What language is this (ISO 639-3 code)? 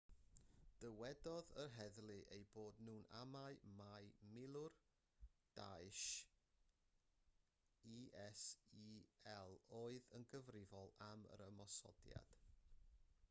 cym